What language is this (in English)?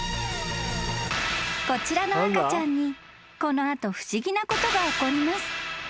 Japanese